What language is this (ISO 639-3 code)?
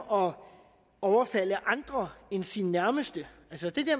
dan